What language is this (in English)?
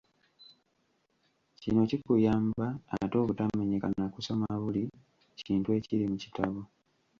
Ganda